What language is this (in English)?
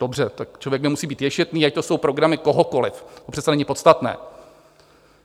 Czech